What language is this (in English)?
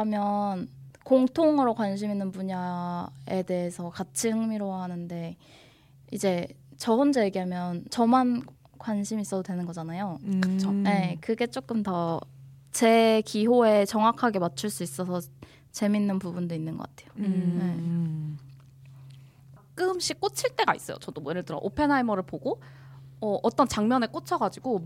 Korean